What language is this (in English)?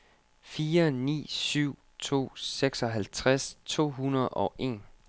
Danish